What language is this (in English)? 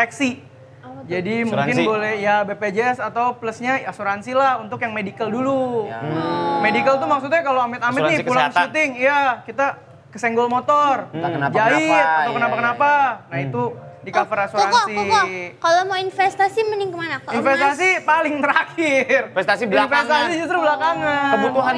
Indonesian